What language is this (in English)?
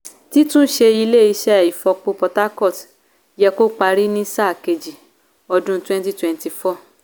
Yoruba